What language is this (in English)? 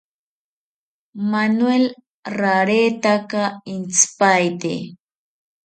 South Ucayali Ashéninka